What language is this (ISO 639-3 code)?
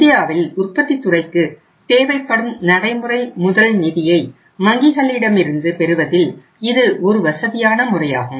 tam